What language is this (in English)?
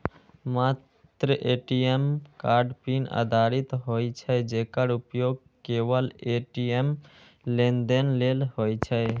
Maithili